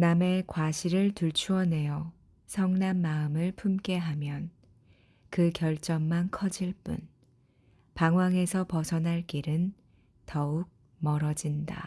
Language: Korean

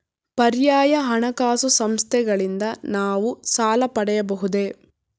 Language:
Kannada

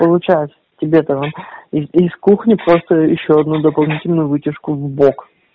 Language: Russian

